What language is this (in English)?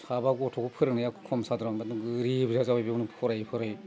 Bodo